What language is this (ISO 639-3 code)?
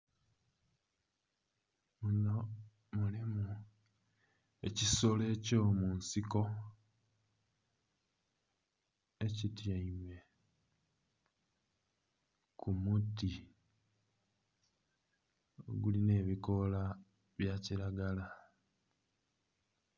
xog